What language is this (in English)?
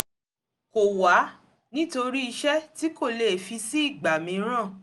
Yoruba